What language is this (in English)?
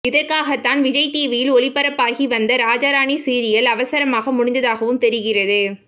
Tamil